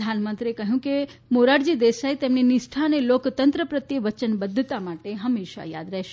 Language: Gujarati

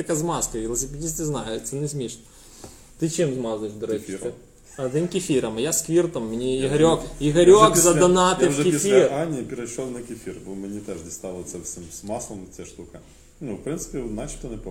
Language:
Ukrainian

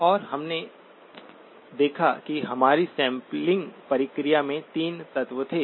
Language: Hindi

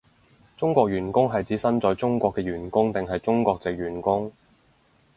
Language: Cantonese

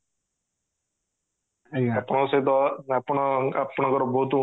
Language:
Odia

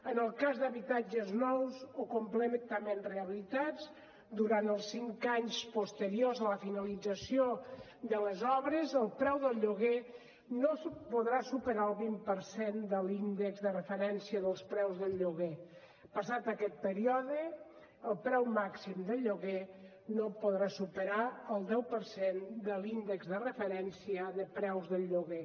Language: Catalan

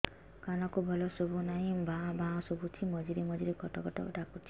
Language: Odia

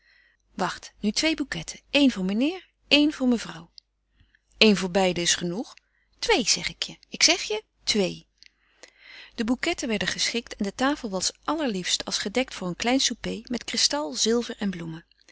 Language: Dutch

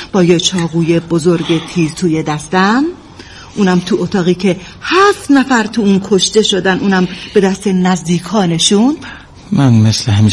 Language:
Persian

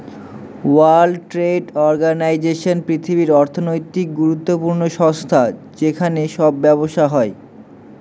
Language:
Bangla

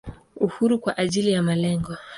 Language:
Swahili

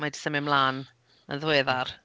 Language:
Welsh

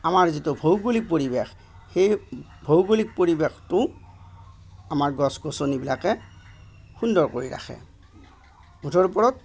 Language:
Assamese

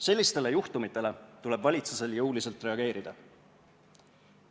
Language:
Estonian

